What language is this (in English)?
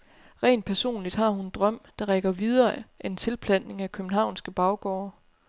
Danish